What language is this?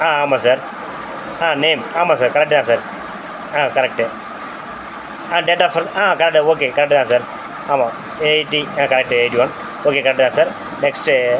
Tamil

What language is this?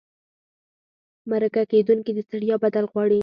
Pashto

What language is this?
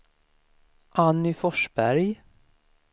Swedish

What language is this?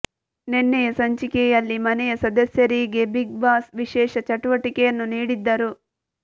Kannada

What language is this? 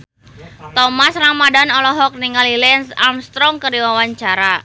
Sundanese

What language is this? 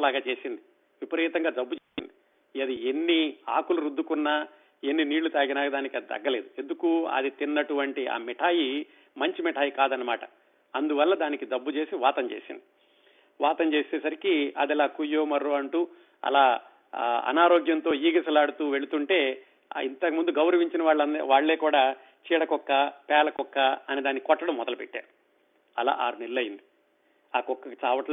Telugu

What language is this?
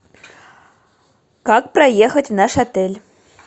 Russian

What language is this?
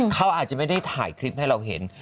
Thai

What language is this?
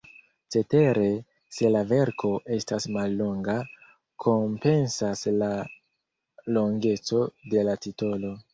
Esperanto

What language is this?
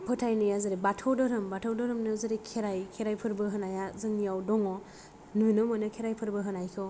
Bodo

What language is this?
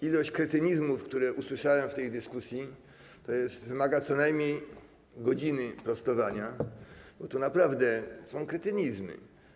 Polish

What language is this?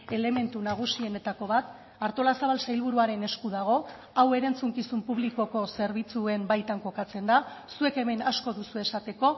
Basque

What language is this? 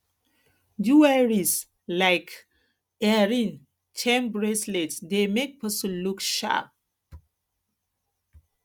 Nigerian Pidgin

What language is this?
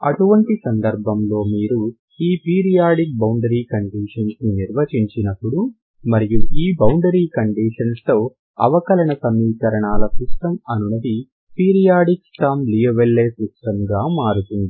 Telugu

